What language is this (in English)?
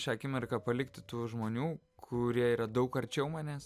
Lithuanian